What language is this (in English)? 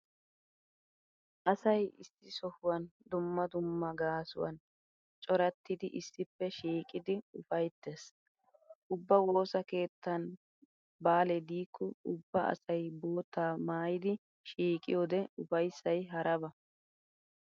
Wolaytta